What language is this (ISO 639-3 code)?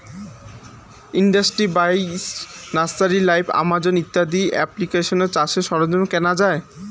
ben